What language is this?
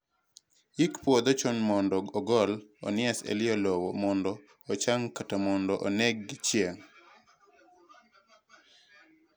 Luo (Kenya and Tanzania)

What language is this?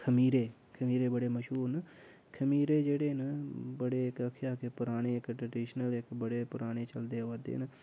Dogri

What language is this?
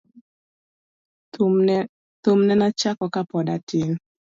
Luo (Kenya and Tanzania)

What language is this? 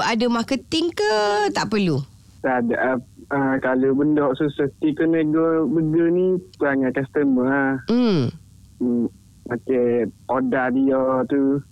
Malay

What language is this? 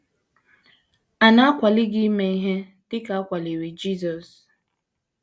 Igbo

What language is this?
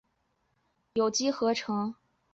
Chinese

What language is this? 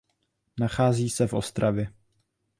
Czech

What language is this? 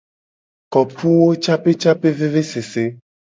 Gen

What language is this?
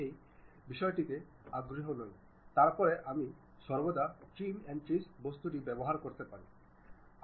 Bangla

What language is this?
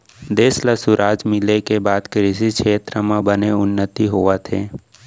Chhattisgarhi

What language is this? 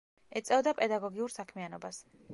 Georgian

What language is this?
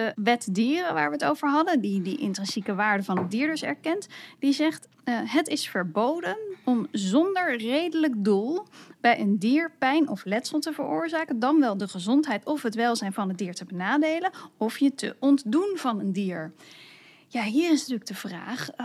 Dutch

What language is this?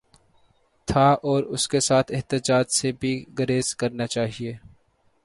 Urdu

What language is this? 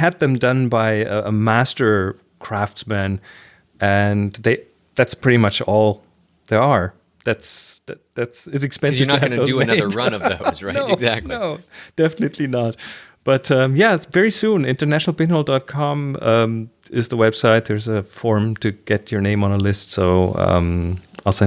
English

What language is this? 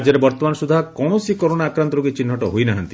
Odia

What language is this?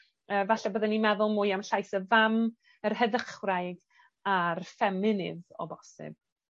Welsh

